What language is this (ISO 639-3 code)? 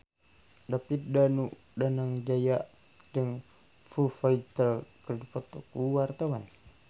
sun